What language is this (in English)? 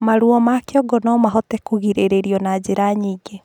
Kikuyu